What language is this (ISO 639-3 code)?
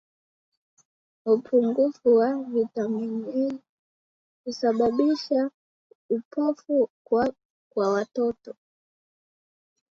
swa